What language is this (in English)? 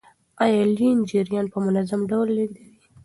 Pashto